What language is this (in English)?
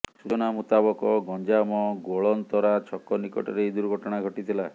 Odia